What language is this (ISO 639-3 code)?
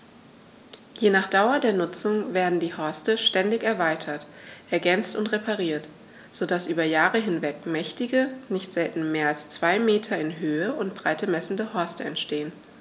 deu